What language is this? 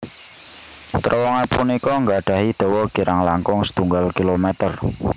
Javanese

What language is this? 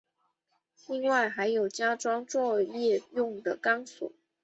Chinese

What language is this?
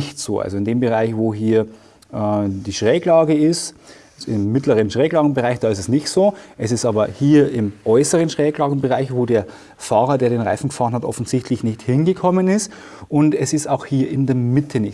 German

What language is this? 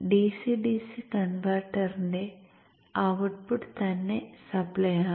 Malayalam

